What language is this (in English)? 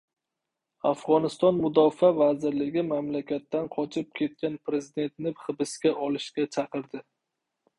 Uzbek